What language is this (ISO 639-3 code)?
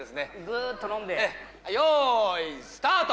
jpn